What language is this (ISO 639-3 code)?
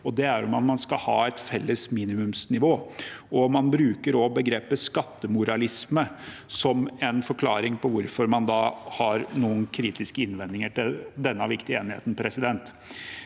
nor